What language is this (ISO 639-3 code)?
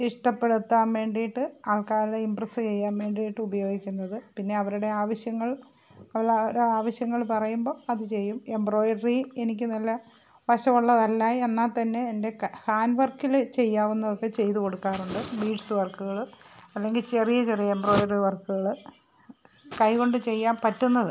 mal